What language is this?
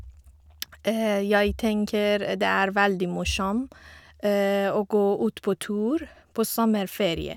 Norwegian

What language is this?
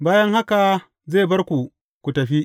Hausa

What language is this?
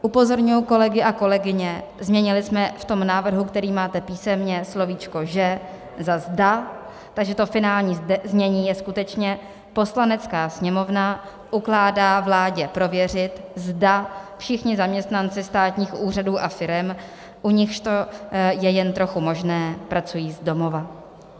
Czech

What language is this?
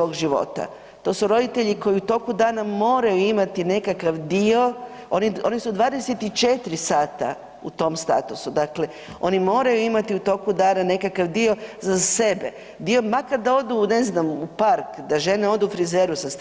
Croatian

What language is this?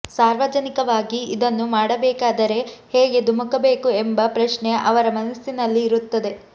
Kannada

